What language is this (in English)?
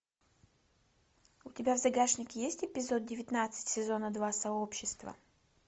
Russian